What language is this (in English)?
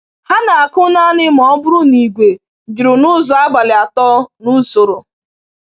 Igbo